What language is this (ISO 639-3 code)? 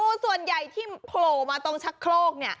tha